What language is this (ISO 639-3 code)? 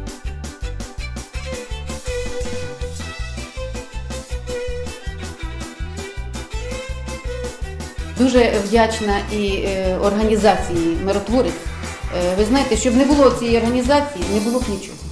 ukr